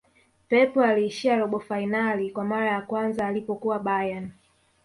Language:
Swahili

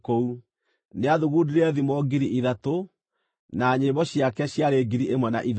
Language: Kikuyu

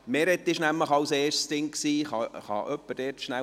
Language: Swiss German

